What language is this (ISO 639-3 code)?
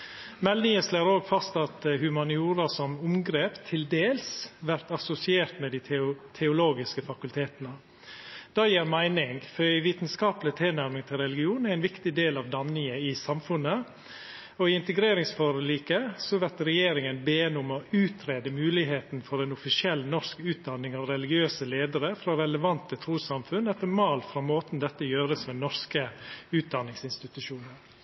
nno